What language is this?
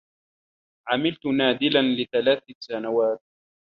Arabic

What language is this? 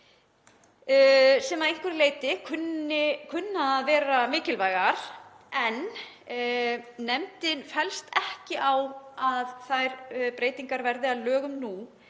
Icelandic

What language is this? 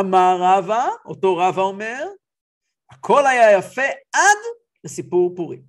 Hebrew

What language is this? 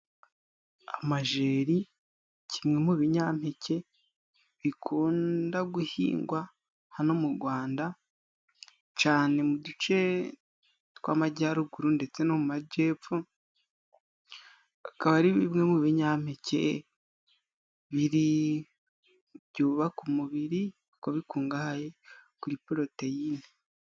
Kinyarwanda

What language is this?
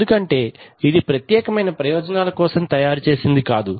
Telugu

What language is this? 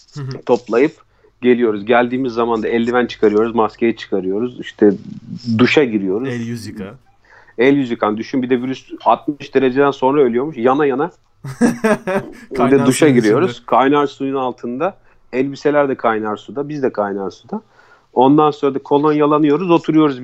Turkish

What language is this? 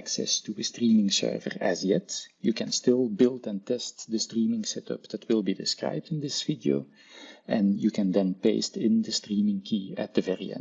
Dutch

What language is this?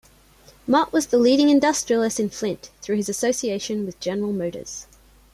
English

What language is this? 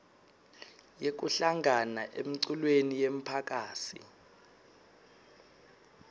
Swati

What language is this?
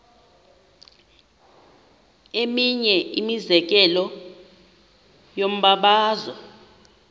Xhosa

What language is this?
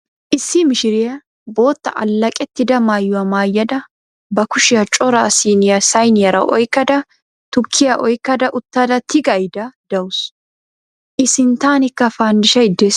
Wolaytta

